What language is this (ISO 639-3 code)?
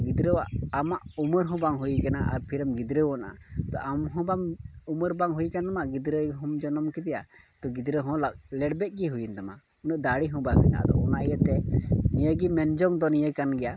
sat